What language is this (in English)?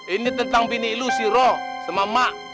Indonesian